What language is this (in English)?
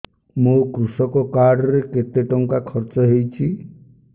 Odia